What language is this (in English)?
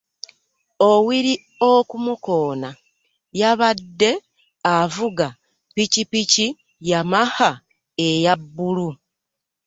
Ganda